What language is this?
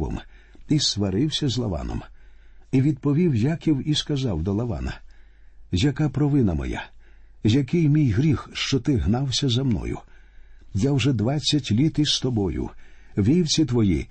Ukrainian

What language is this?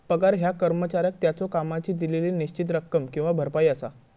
Marathi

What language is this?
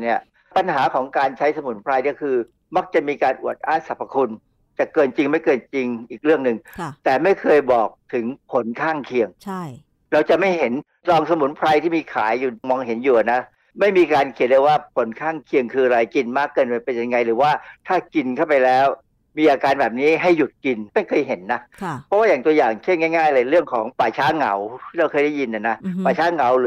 Thai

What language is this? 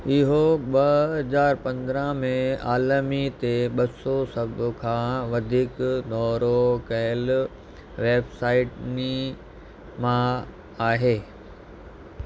Sindhi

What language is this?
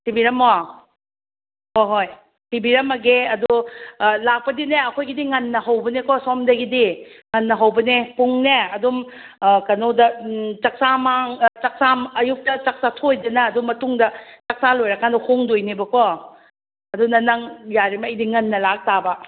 Manipuri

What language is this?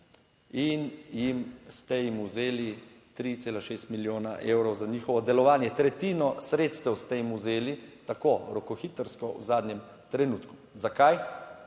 Slovenian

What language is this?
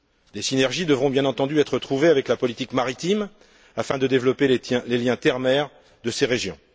French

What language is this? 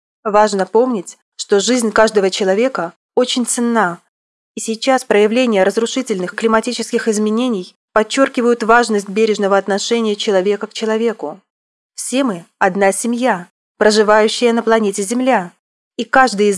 Russian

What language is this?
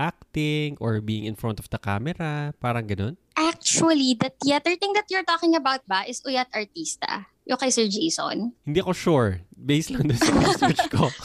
Filipino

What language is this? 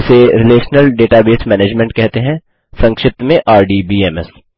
Hindi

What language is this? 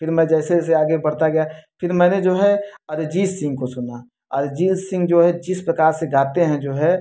Hindi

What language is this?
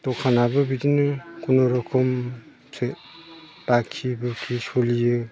Bodo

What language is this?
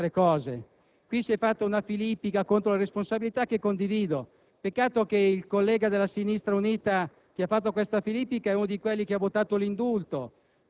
Italian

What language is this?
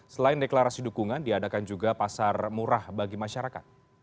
Indonesian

